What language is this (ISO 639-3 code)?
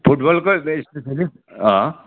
nep